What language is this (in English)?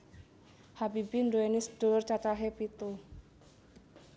Javanese